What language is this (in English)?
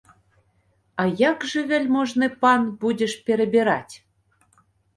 Belarusian